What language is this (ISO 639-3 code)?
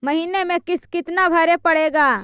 mag